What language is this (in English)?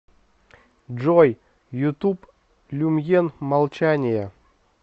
Russian